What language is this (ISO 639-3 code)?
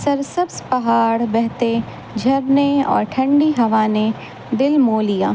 urd